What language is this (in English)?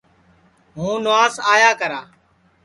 Sansi